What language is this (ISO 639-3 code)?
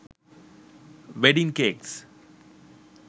sin